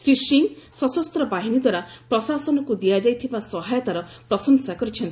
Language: Odia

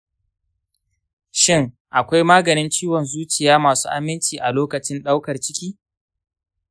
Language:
Hausa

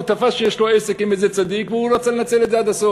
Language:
Hebrew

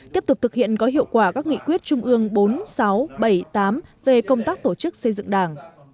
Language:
Vietnamese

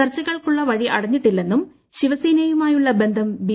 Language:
Malayalam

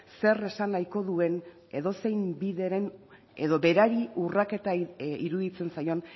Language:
Basque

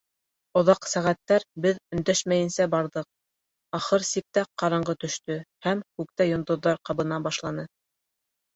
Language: Bashkir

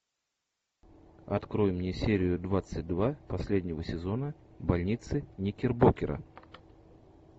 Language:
Russian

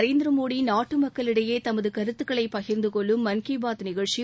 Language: Tamil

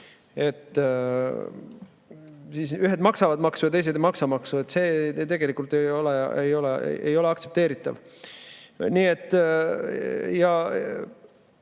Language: Estonian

